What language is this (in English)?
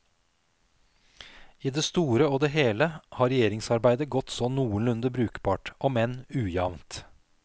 Norwegian